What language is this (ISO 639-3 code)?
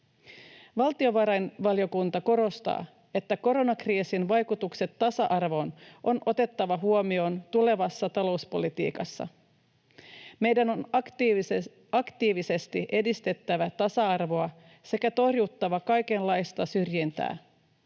fin